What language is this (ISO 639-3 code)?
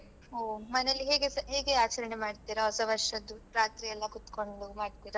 kan